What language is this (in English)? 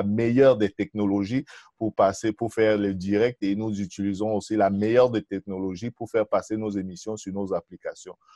French